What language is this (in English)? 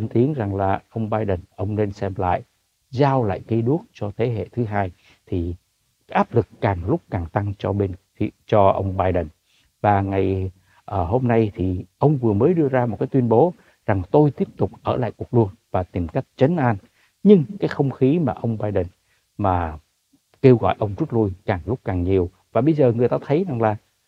Vietnamese